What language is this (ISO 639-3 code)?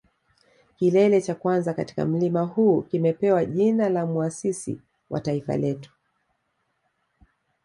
swa